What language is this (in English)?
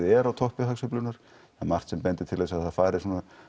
Icelandic